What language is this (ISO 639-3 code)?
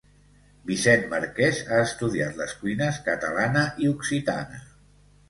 cat